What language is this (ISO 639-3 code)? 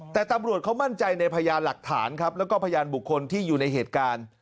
tha